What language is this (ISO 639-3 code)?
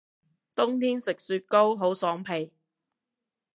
yue